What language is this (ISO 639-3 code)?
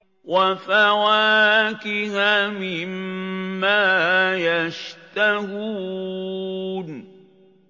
ara